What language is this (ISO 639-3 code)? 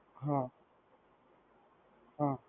guj